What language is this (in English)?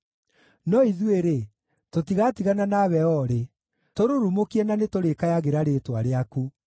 Kikuyu